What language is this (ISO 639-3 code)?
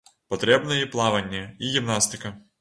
bel